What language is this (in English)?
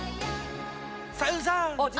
Japanese